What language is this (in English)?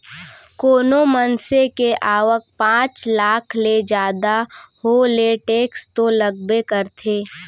Chhattisgarhi